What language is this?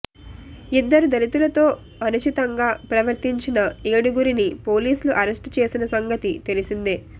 Telugu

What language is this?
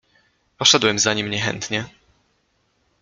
Polish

